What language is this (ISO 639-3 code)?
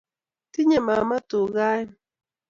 kln